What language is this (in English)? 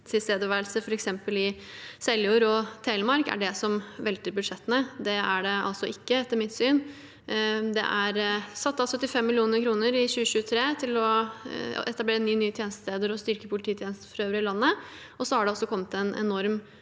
Norwegian